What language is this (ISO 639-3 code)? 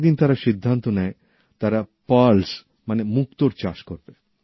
ben